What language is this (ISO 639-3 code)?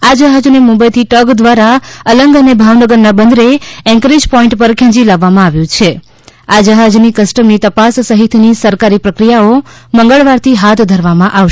guj